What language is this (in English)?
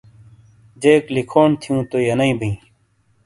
Shina